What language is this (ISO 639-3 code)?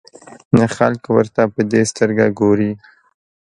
pus